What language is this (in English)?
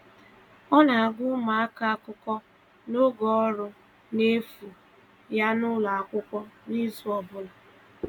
Igbo